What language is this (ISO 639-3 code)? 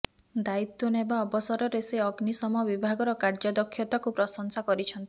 ori